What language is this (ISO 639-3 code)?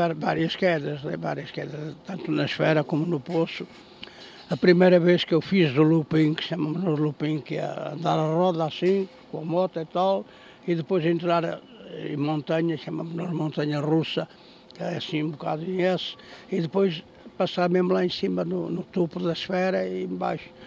por